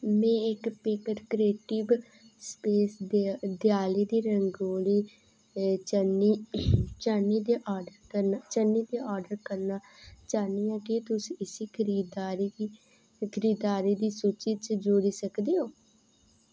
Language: Dogri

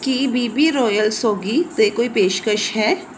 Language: Punjabi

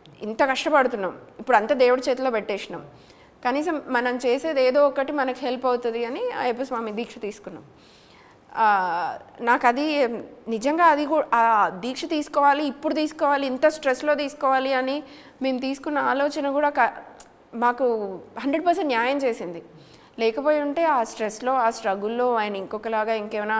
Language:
Telugu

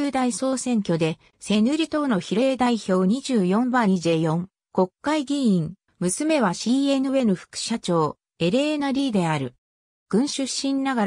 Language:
Japanese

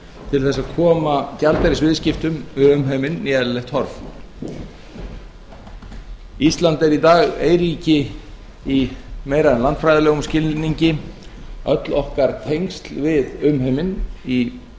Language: Icelandic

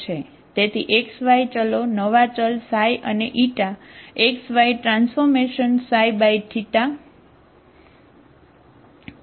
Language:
Gujarati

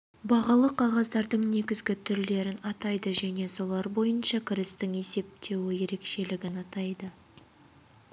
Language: Kazakh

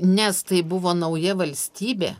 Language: Lithuanian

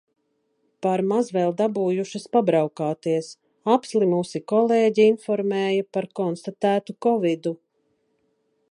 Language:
Latvian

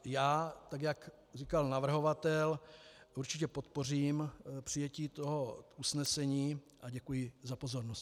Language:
Czech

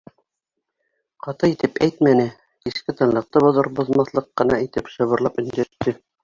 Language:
Bashkir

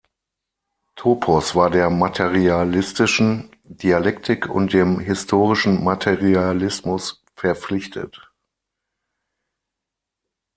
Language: German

